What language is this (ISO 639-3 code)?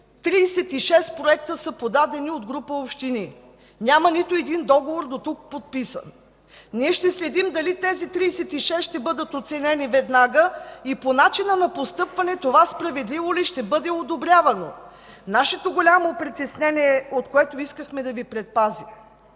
bul